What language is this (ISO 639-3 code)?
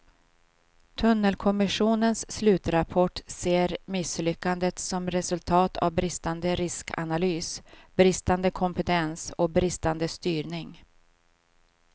swe